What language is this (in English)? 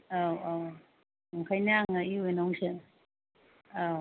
Bodo